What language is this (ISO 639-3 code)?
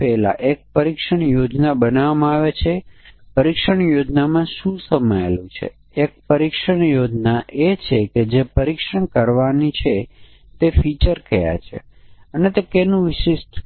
guj